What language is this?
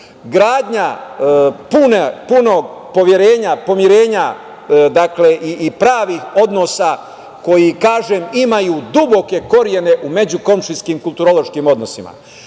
Serbian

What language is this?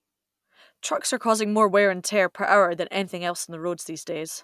English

